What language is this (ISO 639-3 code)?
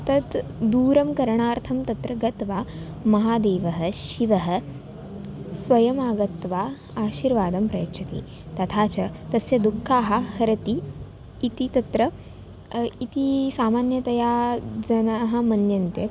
san